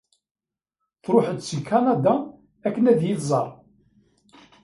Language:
Kabyle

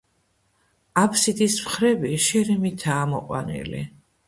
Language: Georgian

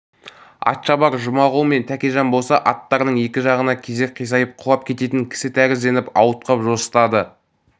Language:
Kazakh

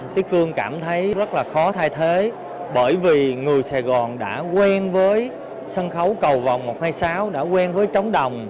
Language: Vietnamese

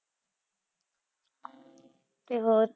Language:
Punjabi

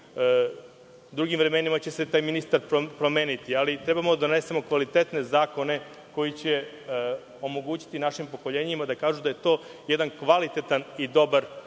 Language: Serbian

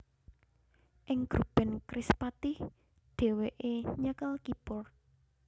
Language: Javanese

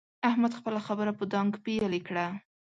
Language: Pashto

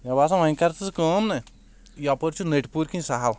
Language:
Kashmiri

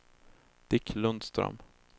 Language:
Swedish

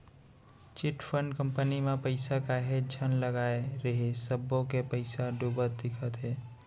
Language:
Chhattisgarhi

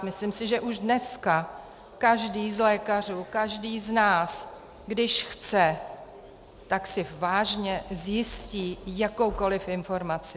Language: Czech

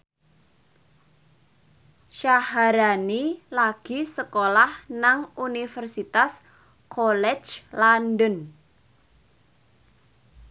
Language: Javanese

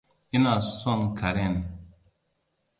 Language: Hausa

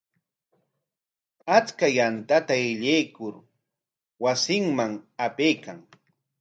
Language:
Corongo Ancash Quechua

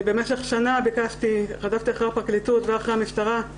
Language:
Hebrew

